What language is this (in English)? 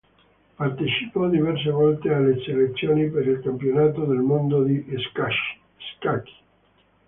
Italian